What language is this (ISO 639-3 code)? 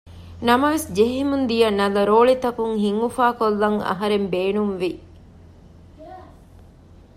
div